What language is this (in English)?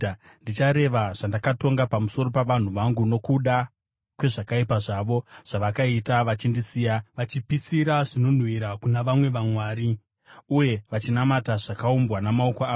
Shona